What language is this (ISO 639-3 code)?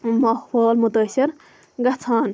kas